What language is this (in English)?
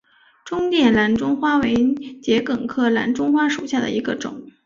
Chinese